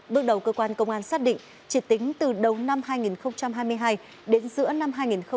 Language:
Vietnamese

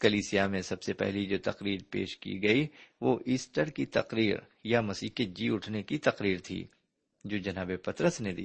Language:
Urdu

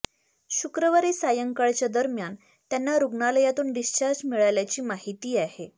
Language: Marathi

